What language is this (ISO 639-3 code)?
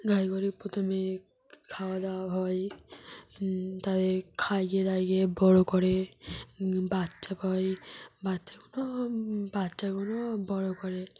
ben